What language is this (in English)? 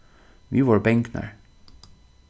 Faroese